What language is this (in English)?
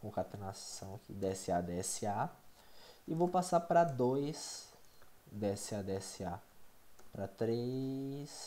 Portuguese